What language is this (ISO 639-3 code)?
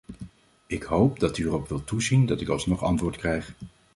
nld